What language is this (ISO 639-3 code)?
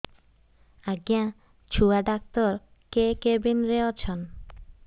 ori